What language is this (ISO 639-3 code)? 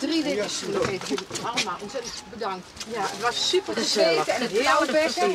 nld